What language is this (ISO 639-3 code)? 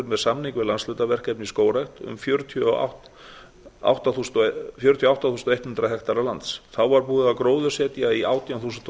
isl